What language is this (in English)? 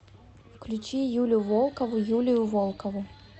Russian